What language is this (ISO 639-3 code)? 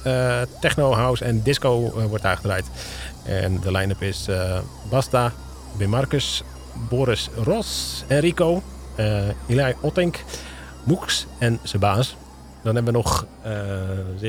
nld